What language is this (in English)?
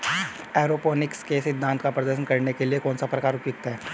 Hindi